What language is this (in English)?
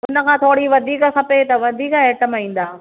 Sindhi